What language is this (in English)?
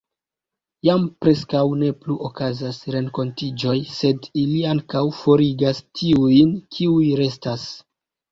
Esperanto